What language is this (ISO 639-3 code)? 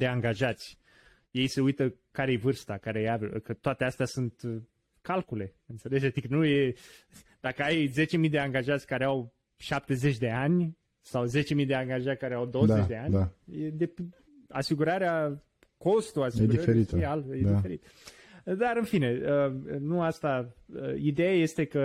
ron